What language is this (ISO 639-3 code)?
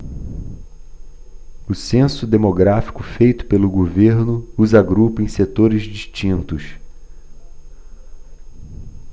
por